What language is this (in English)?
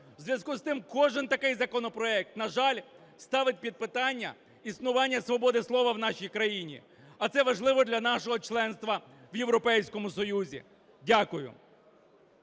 Ukrainian